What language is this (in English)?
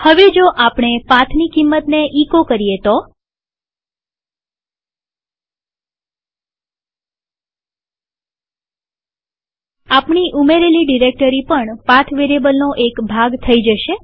Gujarati